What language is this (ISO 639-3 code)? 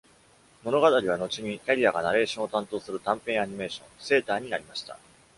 jpn